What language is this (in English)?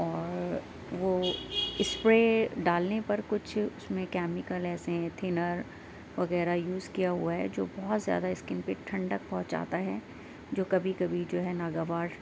Urdu